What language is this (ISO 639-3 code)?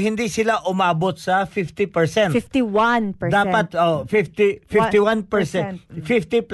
fil